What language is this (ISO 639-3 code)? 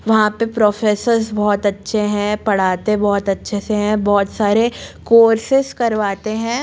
hin